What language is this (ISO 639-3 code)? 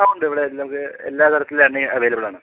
mal